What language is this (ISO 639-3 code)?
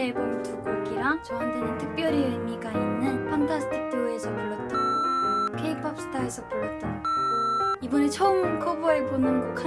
kor